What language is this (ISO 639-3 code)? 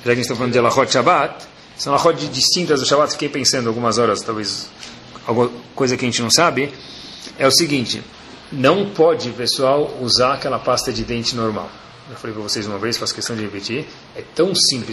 por